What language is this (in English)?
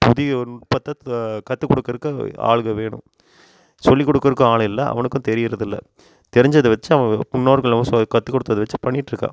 Tamil